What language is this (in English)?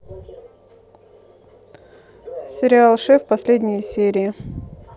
Russian